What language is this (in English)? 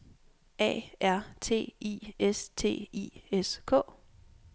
Danish